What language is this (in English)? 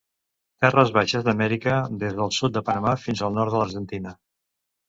Catalan